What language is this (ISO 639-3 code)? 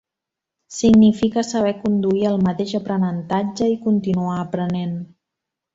cat